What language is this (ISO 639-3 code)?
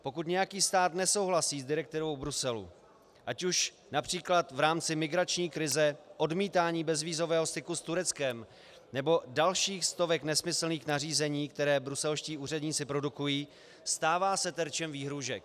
ces